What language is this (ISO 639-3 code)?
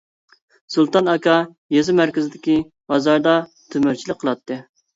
uig